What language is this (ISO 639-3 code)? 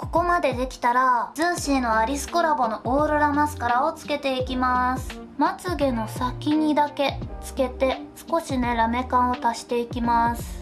jpn